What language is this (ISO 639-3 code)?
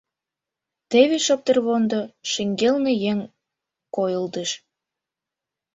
chm